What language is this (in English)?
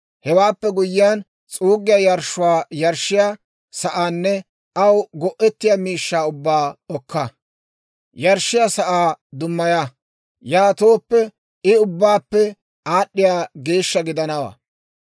Dawro